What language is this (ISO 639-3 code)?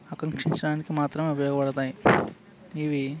tel